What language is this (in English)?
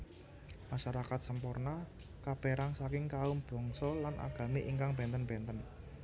Javanese